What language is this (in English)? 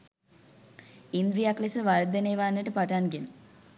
Sinhala